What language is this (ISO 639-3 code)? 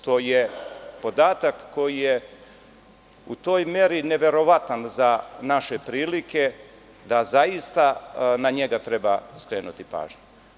srp